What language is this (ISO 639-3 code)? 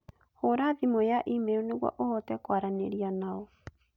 kik